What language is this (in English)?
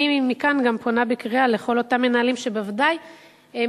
Hebrew